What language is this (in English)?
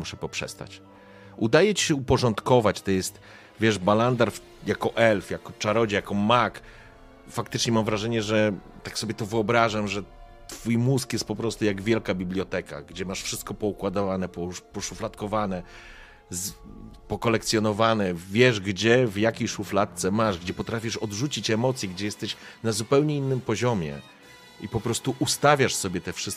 Polish